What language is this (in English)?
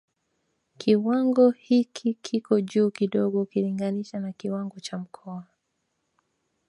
Swahili